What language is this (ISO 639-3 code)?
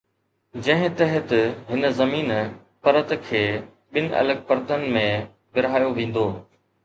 snd